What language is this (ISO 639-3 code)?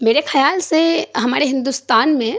urd